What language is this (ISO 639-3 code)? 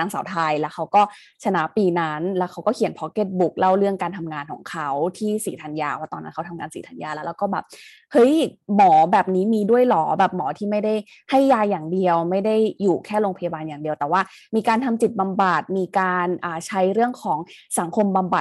tha